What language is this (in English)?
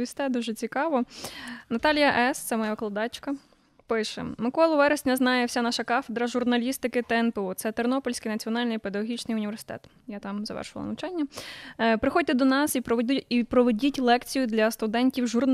Ukrainian